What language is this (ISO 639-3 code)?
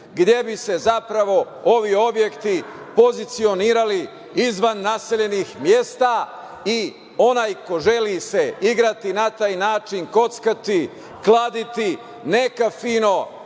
srp